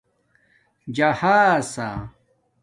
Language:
Domaaki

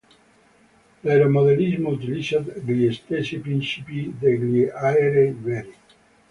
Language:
Italian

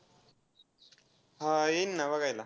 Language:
Marathi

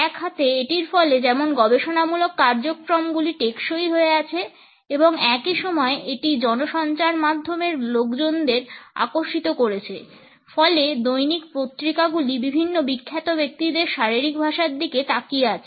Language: Bangla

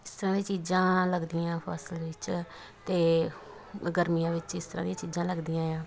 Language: Punjabi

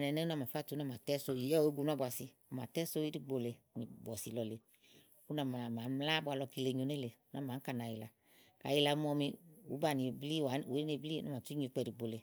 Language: Igo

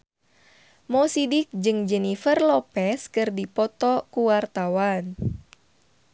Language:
Sundanese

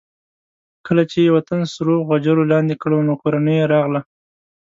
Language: Pashto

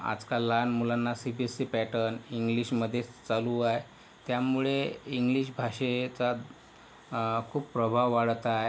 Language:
Marathi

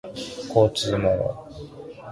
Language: Japanese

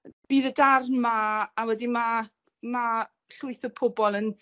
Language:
Welsh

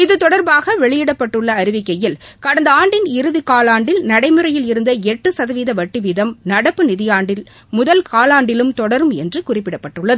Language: Tamil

